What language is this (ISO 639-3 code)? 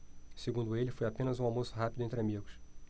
por